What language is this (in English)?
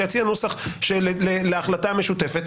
Hebrew